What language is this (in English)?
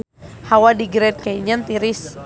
Sundanese